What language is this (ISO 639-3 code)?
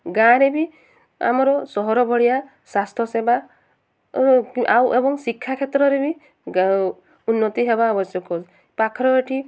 ori